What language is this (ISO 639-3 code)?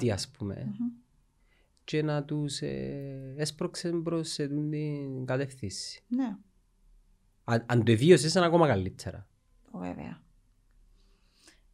ell